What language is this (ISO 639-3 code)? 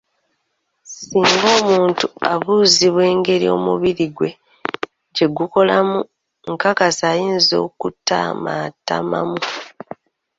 lug